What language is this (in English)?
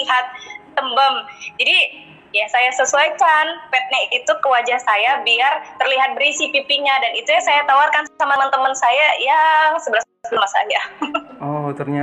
Indonesian